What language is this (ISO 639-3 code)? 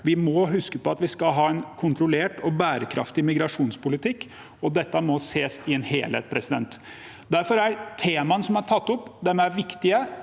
nor